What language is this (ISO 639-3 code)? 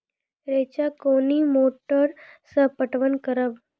mai